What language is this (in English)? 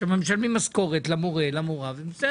Hebrew